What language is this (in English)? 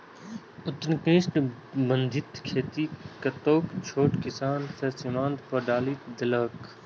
Maithili